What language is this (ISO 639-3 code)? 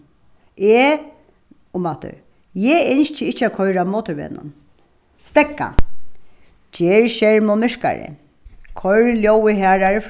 fao